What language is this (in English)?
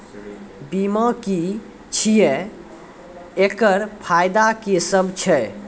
Maithili